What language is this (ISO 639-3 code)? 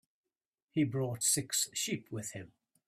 eng